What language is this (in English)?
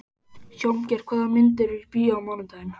Icelandic